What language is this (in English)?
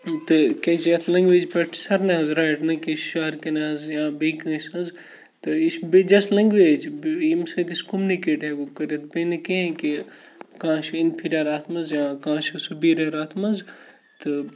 Kashmiri